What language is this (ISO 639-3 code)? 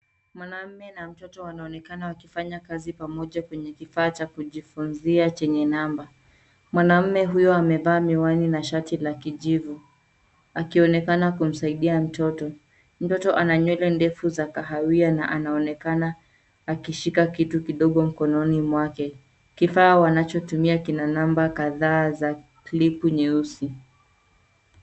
swa